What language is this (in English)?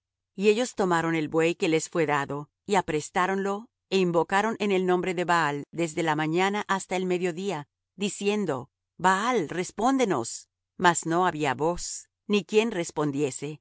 Spanish